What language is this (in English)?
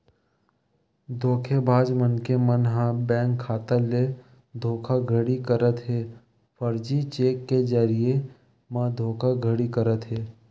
Chhattisgarhi